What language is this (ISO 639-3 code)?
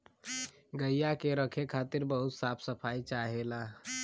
bho